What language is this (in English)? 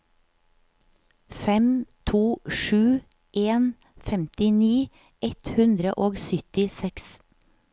Norwegian